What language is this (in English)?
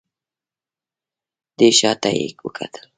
Pashto